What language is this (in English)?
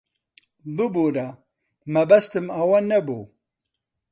Central Kurdish